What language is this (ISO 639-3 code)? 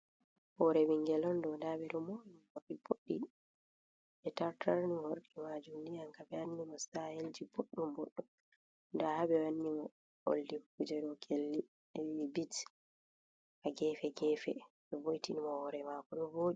ful